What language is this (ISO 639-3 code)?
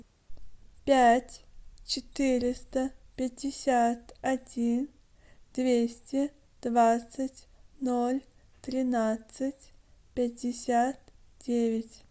rus